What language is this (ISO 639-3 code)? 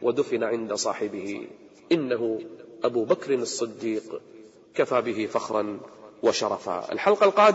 ara